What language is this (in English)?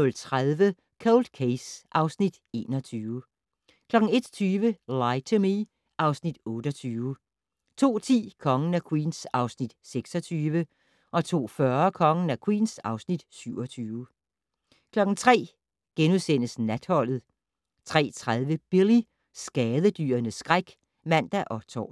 Danish